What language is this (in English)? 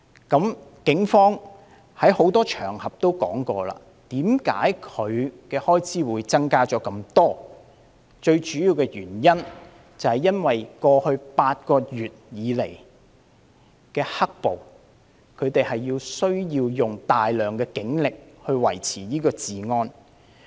Cantonese